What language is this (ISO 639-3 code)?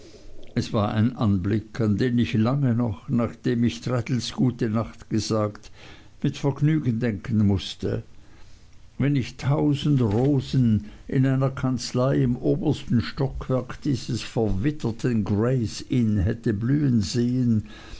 deu